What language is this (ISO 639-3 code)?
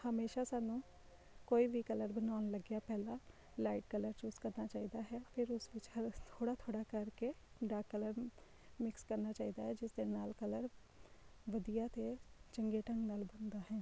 pan